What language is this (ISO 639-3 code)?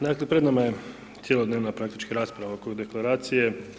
hrv